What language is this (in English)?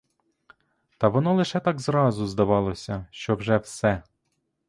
Ukrainian